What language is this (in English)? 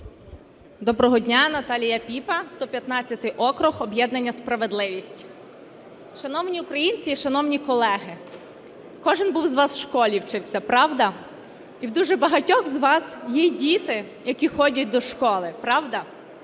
Ukrainian